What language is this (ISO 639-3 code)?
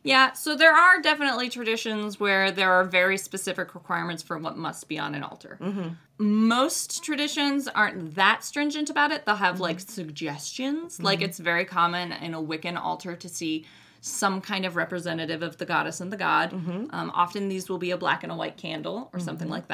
eng